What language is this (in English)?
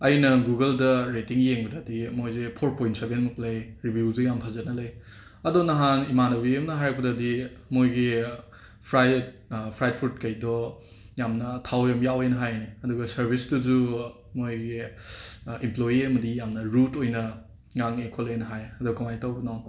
Manipuri